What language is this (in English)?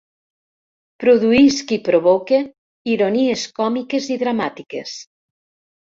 Catalan